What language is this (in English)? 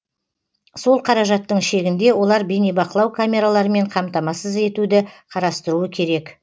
Kazakh